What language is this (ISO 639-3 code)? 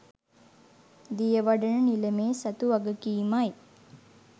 sin